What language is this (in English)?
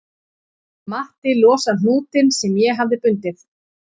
Icelandic